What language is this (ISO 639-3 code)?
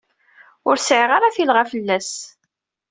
kab